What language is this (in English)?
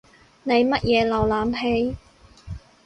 Cantonese